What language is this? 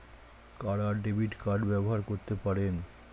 Bangla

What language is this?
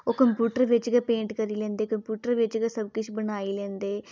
Dogri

